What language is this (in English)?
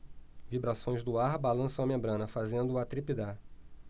Portuguese